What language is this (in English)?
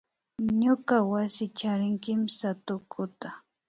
Imbabura Highland Quichua